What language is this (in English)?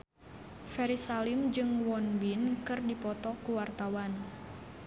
Sundanese